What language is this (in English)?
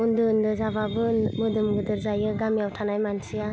Bodo